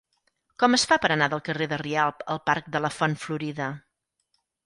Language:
Catalan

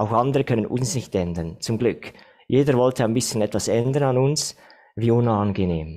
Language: German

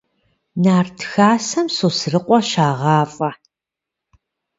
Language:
Kabardian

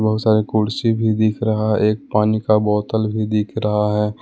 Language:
Hindi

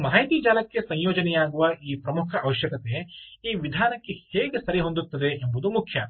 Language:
Kannada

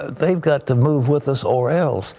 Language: English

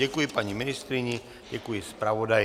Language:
Czech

